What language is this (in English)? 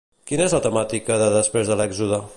Catalan